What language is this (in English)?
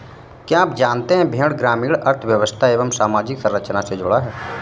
Hindi